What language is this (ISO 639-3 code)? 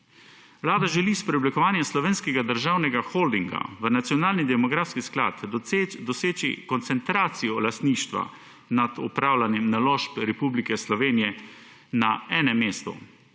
slv